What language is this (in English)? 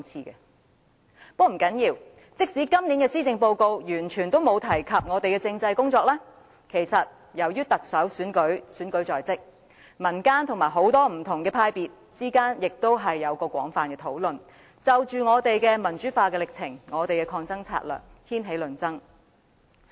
Cantonese